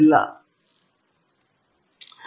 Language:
Kannada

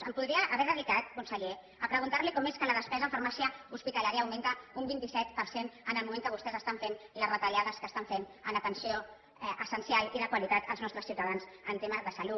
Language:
Catalan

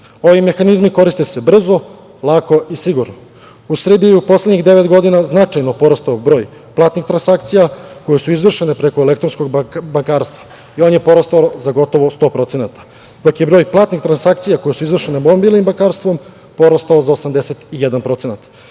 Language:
Serbian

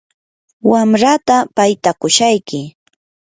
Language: Yanahuanca Pasco Quechua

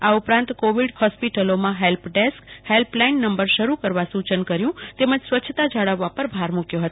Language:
Gujarati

